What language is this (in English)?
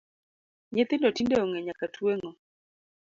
Luo (Kenya and Tanzania)